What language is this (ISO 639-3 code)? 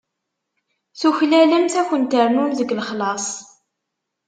kab